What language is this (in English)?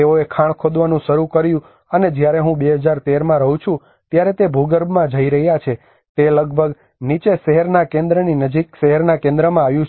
Gujarati